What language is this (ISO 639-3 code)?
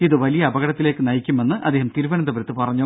mal